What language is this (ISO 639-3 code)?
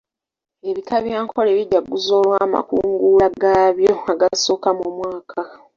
lug